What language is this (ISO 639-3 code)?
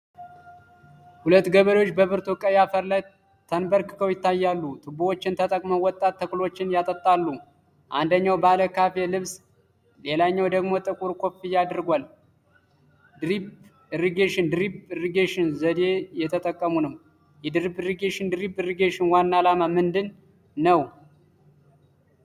amh